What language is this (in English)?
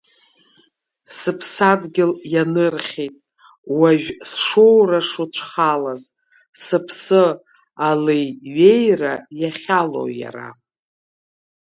Abkhazian